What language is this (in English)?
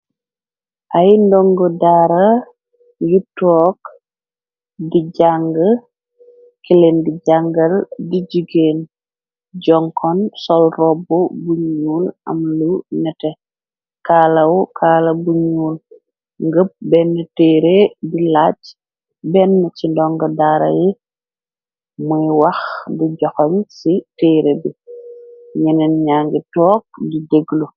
Wolof